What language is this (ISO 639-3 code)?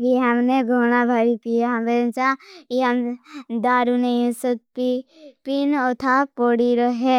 bhb